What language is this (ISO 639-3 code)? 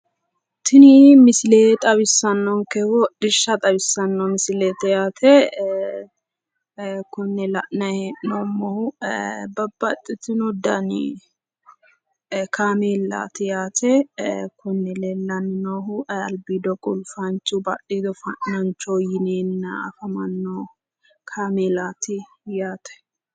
sid